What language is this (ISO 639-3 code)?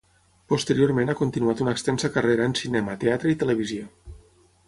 cat